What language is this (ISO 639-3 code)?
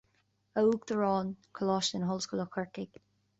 gle